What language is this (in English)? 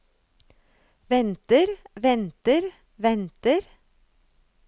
Norwegian